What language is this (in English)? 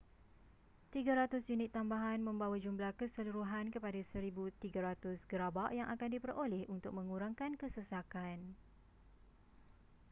Malay